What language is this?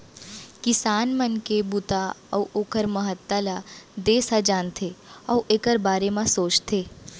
Chhattisgarhi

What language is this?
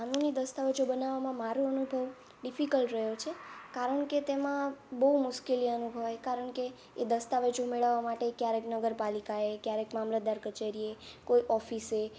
Gujarati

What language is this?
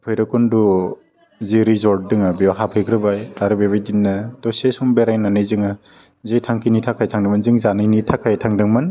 Bodo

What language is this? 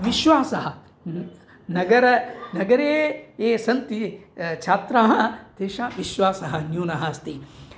Sanskrit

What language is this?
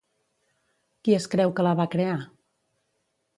Catalan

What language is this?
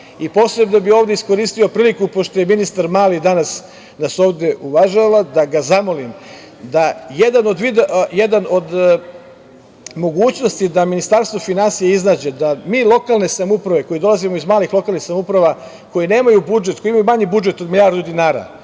Serbian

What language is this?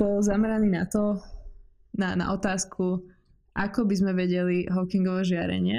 Czech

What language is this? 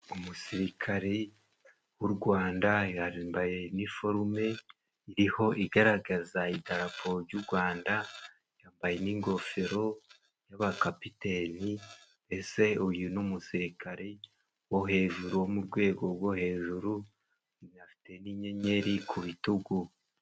Kinyarwanda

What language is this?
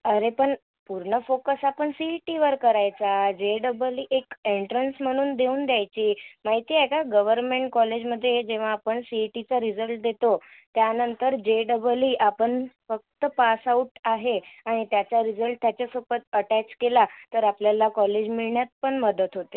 Marathi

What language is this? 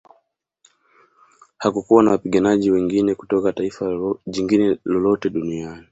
Swahili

